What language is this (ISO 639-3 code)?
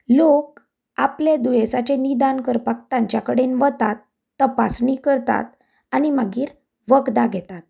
kok